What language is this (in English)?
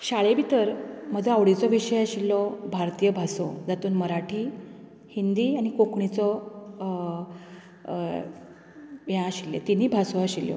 Konkani